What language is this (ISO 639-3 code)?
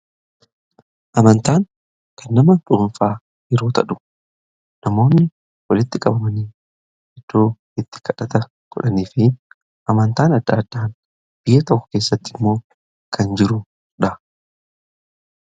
orm